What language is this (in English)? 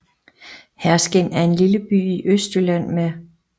Danish